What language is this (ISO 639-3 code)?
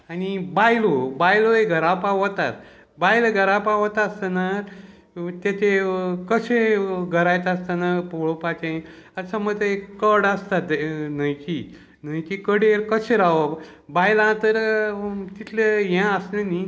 kok